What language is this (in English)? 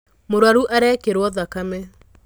Kikuyu